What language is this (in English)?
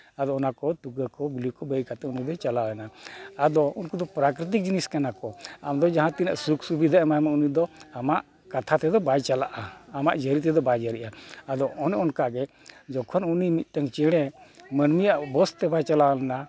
Santali